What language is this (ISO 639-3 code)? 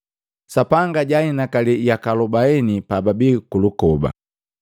mgv